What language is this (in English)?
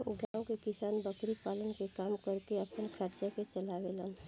Bhojpuri